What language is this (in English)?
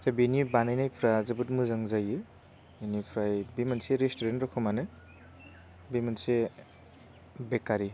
Bodo